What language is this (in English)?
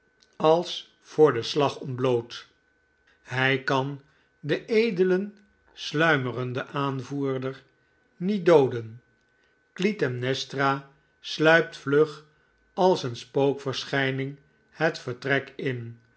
Dutch